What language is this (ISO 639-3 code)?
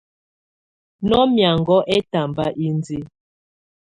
tvu